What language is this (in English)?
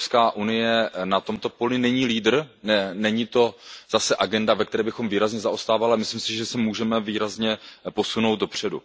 Czech